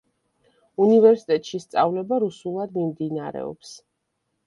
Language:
Georgian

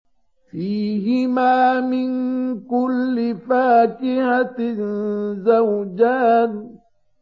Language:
Arabic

